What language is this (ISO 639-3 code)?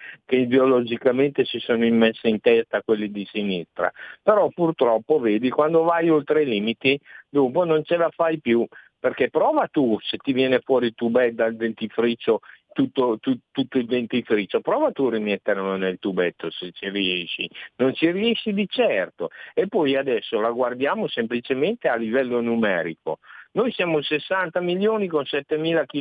ita